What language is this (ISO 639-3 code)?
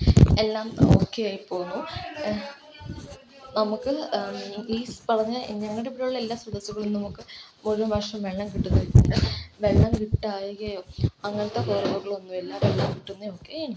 mal